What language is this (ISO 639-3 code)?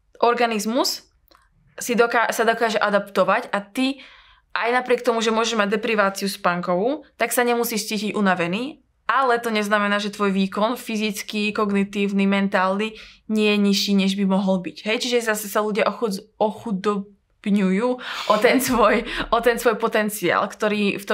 slk